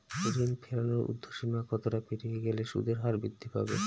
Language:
Bangla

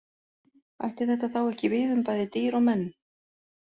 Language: Icelandic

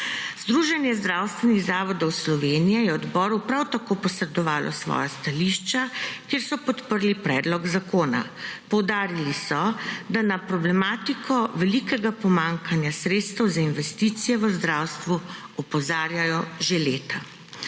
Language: Slovenian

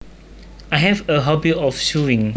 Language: Javanese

